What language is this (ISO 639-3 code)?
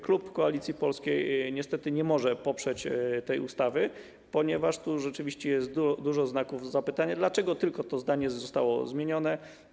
pol